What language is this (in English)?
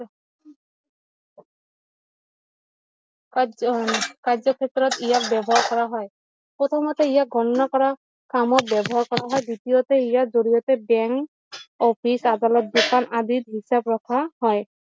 Assamese